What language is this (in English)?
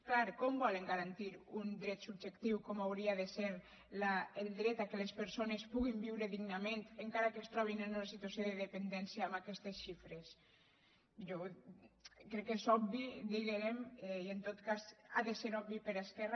Catalan